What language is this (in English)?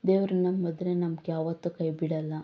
Kannada